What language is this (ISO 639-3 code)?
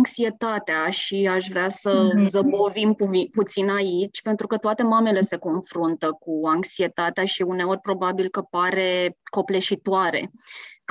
ron